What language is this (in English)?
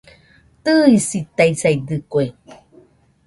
Nüpode Huitoto